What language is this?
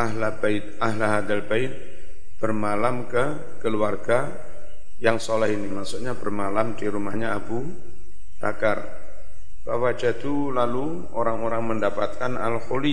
Indonesian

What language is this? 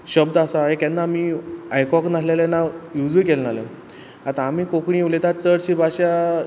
Konkani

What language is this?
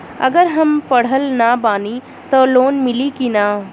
Bhojpuri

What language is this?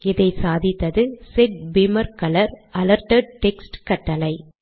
Tamil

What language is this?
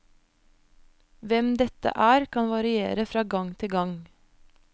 Norwegian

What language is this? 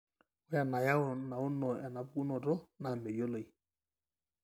Masai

